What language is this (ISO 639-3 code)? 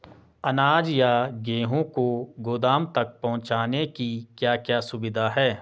hin